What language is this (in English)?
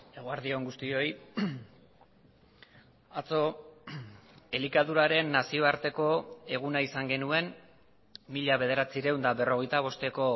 Basque